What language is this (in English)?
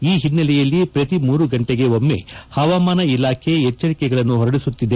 Kannada